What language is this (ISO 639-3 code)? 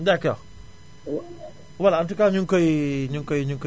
wol